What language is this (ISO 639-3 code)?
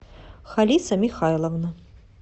rus